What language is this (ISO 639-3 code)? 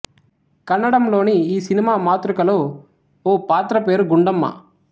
tel